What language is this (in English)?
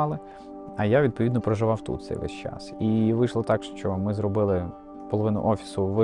Ukrainian